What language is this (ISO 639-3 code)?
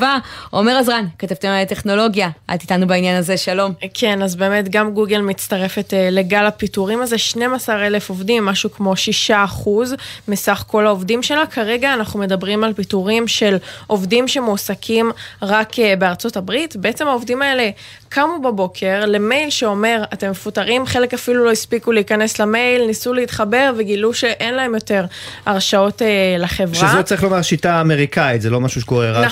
heb